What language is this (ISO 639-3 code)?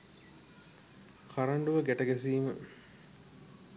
sin